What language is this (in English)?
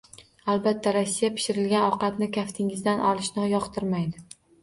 Uzbek